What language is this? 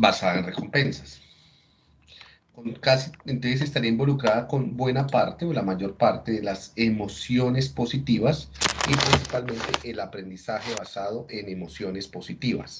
Spanish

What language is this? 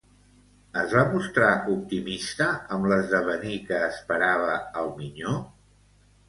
Catalan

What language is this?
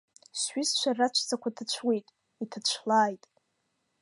Abkhazian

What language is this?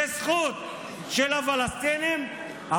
Hebrew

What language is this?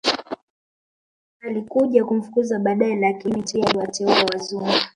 Swahili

